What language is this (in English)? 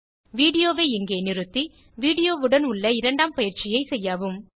Tamil